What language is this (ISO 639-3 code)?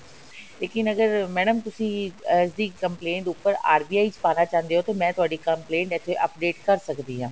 pan